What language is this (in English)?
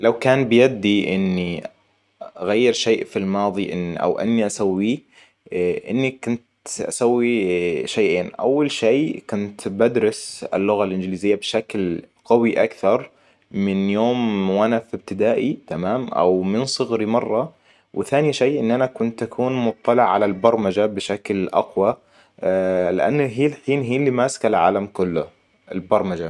Hijazi Arabic